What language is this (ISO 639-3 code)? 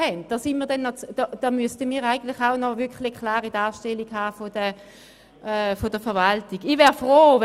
gsw